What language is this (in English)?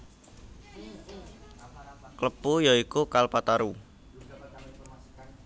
Javanese